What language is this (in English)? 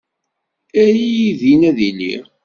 Kabyle